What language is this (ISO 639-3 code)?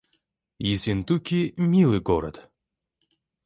rus